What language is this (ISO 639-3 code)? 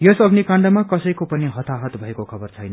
nep